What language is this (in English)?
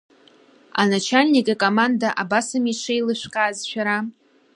Abkhazian